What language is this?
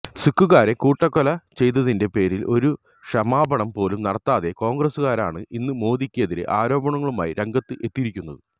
Malayalam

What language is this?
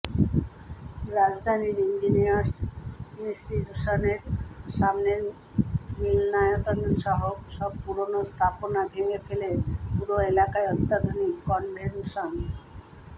Bangla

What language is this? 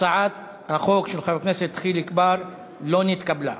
Hebrew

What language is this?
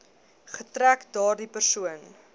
Afrikaans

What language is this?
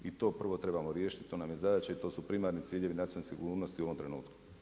Croatian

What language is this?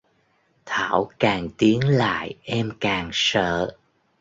Vietnamese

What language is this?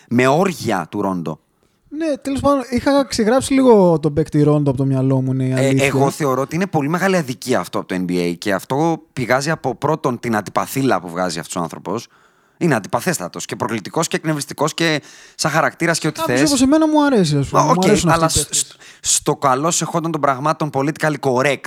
Greek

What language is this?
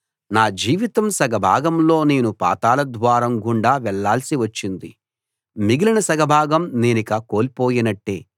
Telugu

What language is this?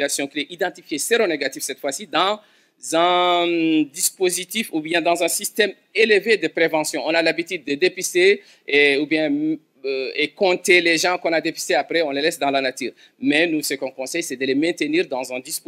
French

